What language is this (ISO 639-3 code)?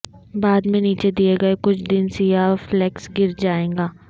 urd